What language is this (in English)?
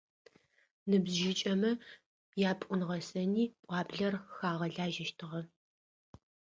Adyghe